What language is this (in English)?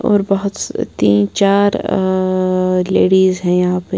Hindi